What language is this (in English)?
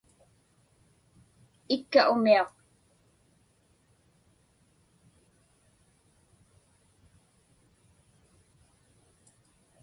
Inupiaq